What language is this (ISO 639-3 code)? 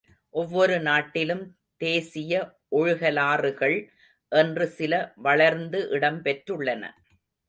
tam